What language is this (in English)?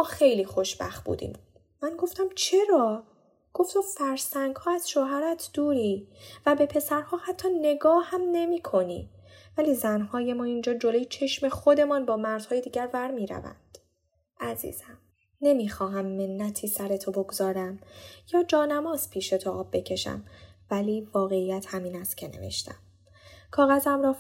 Persian